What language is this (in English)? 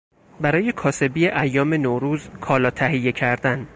Persian